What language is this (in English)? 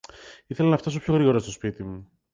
Greek